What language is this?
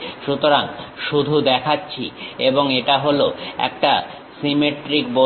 Bangla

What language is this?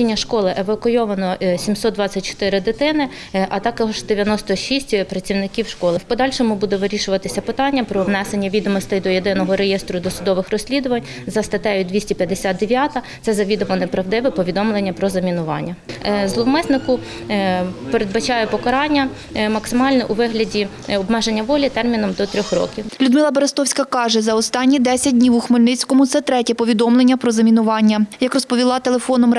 Ukrainian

